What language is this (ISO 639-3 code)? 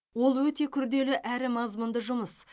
kaz